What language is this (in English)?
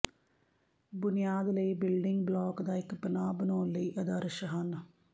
Punjabi